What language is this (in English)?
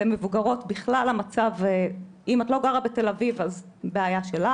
Hebrew